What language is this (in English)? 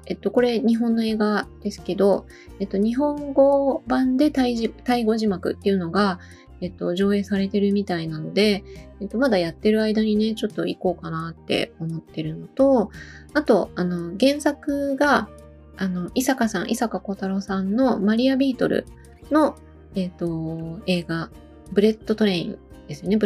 Japanese